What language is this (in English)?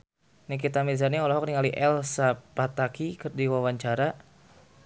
Sundanese